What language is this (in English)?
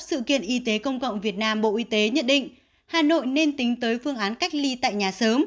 Vietnamese